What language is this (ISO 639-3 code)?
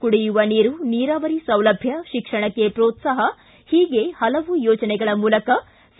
kan